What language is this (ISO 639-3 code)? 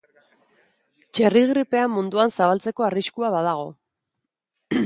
eus